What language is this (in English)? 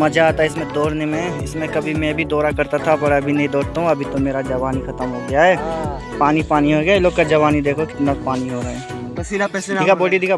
Hindi